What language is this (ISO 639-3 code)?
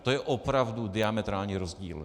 ces